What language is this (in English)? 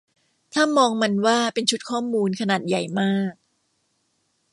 Thai